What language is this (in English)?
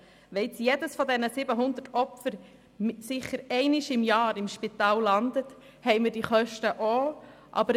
Swiss German